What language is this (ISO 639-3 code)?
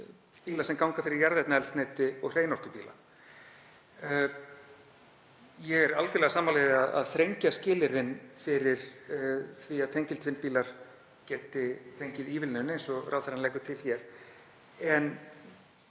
isl